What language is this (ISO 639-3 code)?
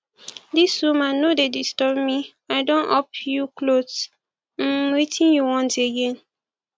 pcm